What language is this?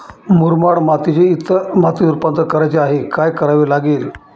Marathi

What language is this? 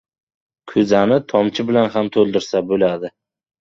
Uzbek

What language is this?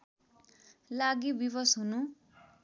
Nepali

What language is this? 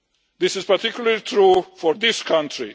English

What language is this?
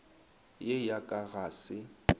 Northern Sotho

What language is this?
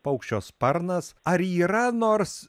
Lithuanian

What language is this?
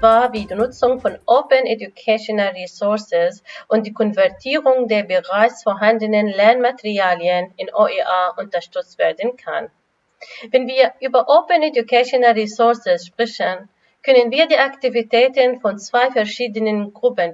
German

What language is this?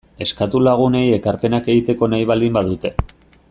Basque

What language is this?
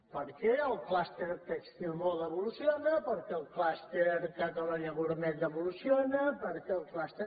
Catalan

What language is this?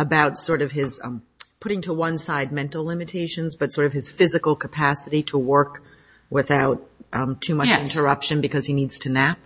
English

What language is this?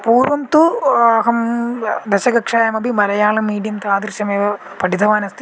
Sanskrit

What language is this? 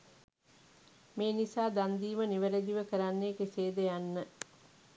Sinhala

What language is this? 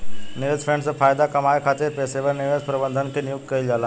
Bhojpuri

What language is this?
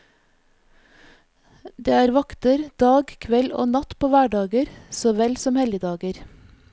Norwegian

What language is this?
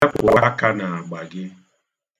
Igbo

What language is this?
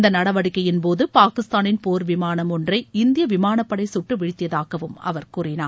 Tamil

